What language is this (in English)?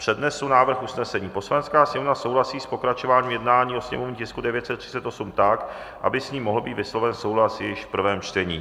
Czech